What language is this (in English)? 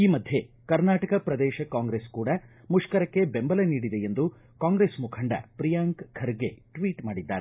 Kannada